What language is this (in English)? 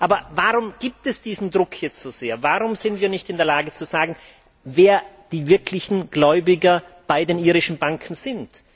German